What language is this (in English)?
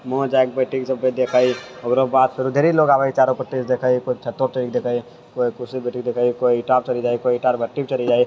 Maithili